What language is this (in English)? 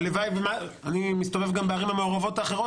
Hebrew